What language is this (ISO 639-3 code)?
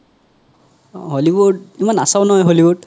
asm